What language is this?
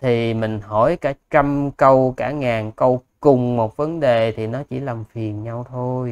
Vietnamese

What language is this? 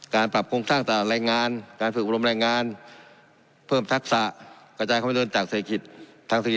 Thai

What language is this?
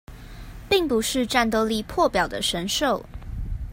Chinese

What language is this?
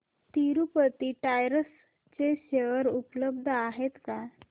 Marathi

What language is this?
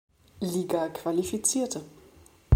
German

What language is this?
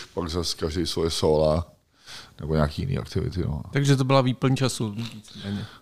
Czech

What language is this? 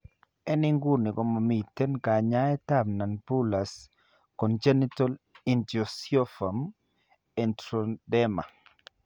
Kalenjin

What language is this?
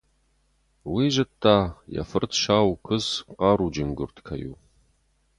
Ossetic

